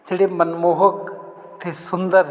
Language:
Punjabi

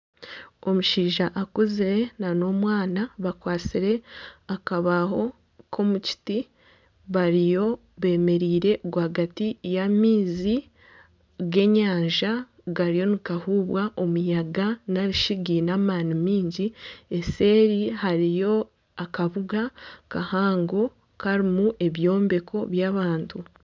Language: Nyankole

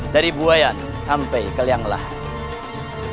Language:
Indonesian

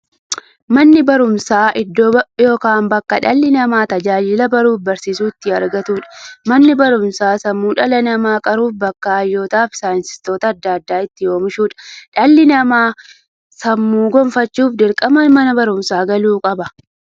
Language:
Oromo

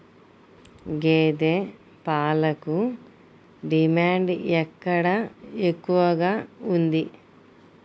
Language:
Telugu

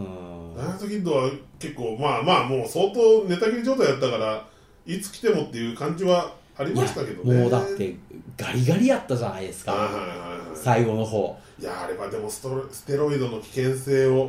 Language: Japanese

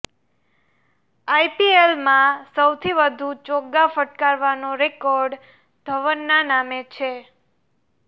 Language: Gujarati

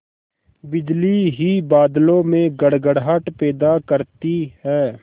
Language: Hindi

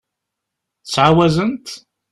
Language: Kabyle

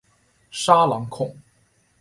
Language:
Chinese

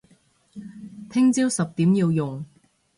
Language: Cantonese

